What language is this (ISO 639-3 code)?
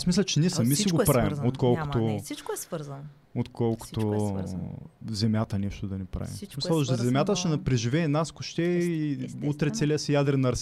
bul